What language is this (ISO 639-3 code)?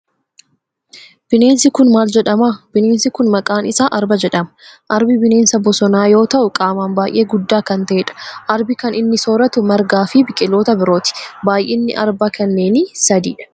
orm